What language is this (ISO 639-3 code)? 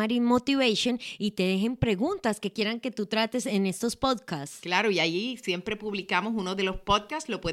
spa